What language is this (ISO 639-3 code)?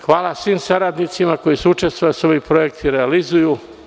srp